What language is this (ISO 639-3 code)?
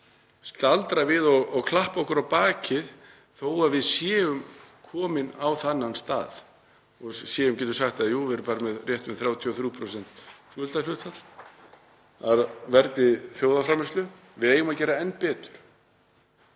isl